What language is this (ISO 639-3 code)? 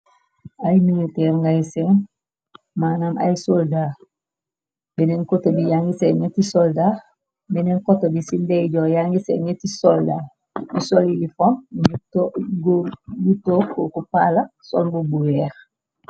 wol